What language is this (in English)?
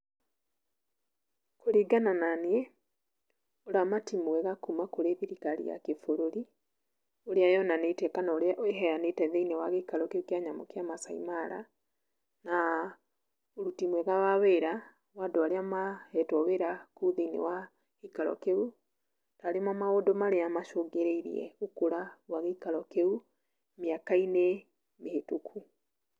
Kikuyu